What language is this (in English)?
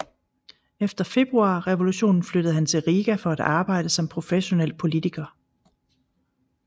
Danish